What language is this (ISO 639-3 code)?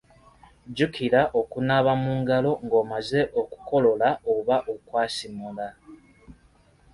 lug